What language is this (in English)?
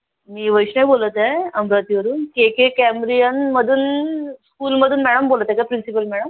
Marathi